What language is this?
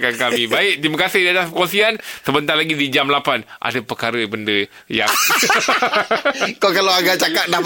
Malay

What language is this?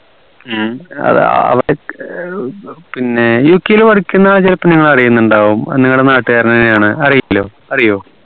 Malayalam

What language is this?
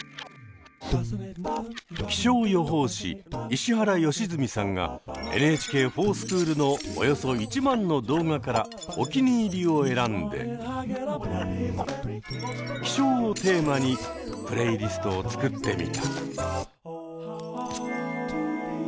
Japanese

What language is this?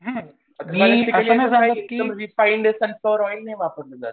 Marathi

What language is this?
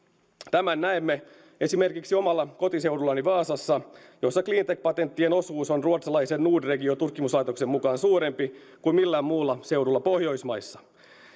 Finnish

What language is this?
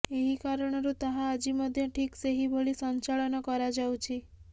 Odia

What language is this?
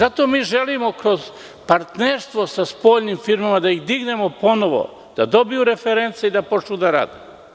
Serbian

